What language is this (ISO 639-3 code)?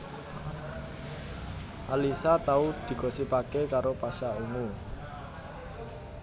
jav